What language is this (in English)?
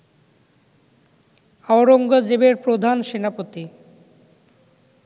Bangla